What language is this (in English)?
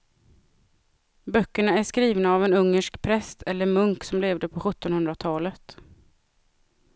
Swedish